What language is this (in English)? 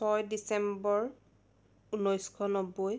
Assamese